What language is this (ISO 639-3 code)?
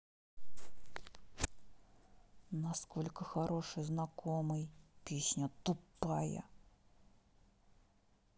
rus